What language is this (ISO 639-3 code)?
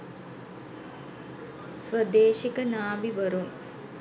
sin